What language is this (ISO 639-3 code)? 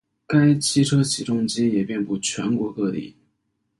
zho